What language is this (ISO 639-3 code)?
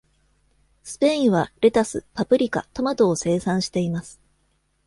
jpn